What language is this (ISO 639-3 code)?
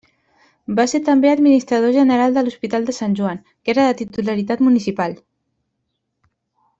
cat